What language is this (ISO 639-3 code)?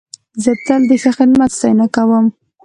pus